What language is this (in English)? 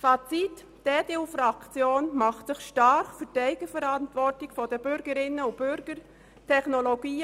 Swiss German